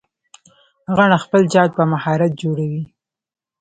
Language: Pashto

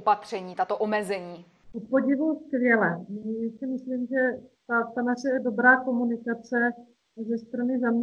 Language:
Czech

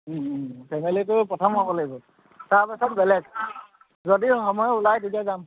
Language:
Assamese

